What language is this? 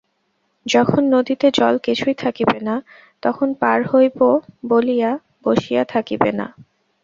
Bangla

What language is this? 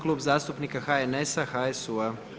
Croatian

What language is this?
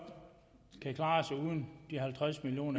Danish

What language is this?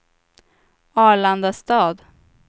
Swedish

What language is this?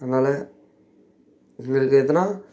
Tamil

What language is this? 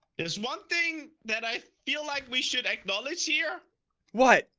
English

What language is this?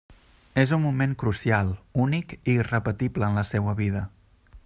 Catalan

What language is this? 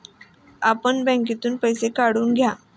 Marathi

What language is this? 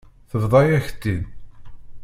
Kabyle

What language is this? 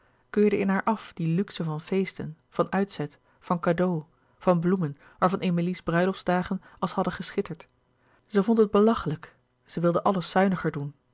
Dutch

